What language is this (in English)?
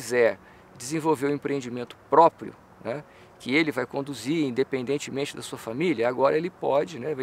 Portuguese